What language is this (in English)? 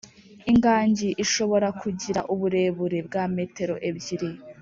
Kinyarwanda